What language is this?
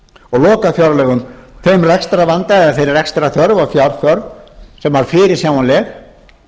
Icelandic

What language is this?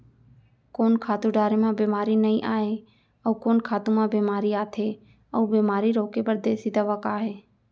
Chhattisgarhi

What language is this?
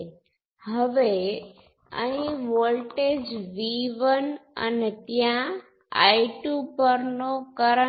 Gujarati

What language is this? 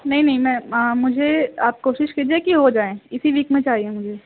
Urdu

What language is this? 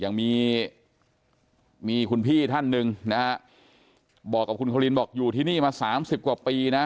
Thai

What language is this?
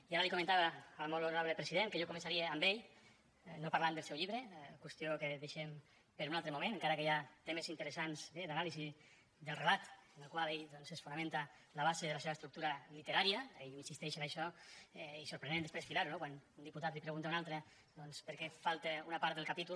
Catalan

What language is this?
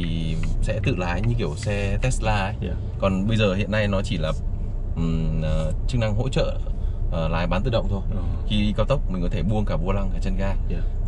Vietnamese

